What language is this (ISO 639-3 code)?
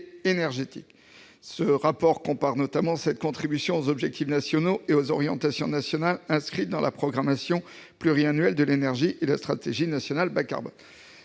fra